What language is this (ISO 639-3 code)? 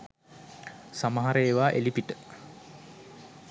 sin